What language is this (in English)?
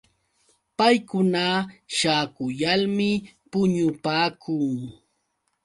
Yauyos Quechua